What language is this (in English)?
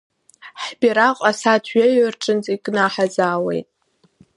Abkhazian